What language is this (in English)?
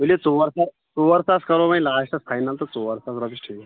Kashmiri